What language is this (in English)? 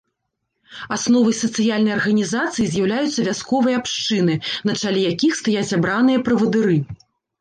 Belarusian